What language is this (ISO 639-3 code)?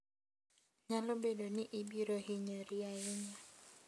luo